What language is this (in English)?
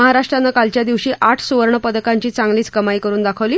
Marathi